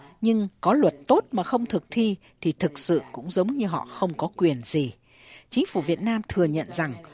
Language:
Vietnamese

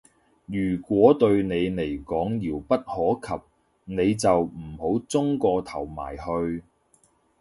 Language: Cantonese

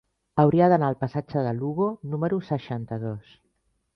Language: Catalan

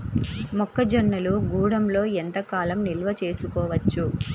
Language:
Telugu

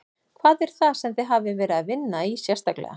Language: Icelandic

